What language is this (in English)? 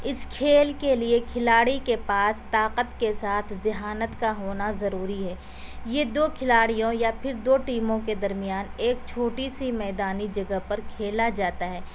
Urdu